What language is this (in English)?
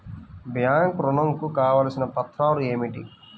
Telugu